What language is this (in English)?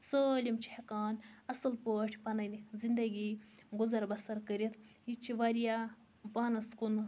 Kashmiri